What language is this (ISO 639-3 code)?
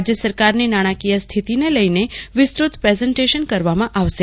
guj